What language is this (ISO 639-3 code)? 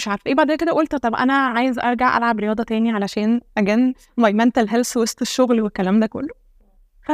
ara